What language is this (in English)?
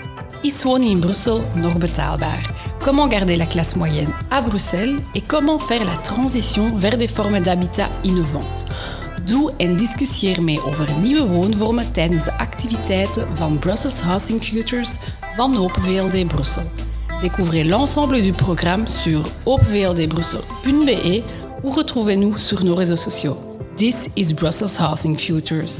Dutch